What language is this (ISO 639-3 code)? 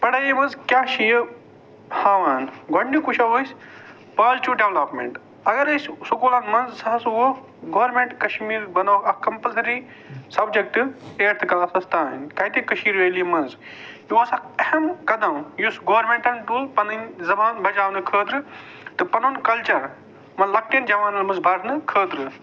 kas